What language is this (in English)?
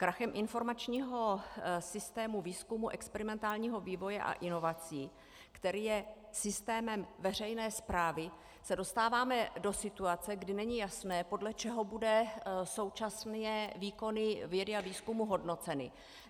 Czech